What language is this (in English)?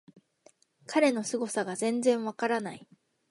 Japanese